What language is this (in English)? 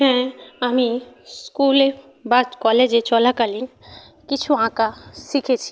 Bangla